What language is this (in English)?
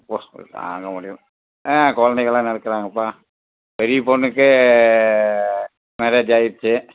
Tamil